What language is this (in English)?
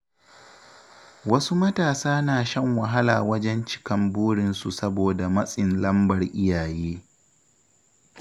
Hausa